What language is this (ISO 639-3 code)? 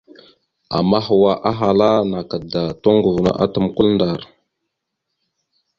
mxu